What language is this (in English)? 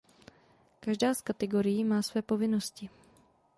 Czech